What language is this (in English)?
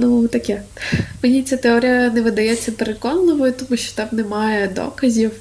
Ukrainian